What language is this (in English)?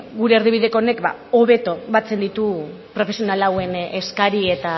Basque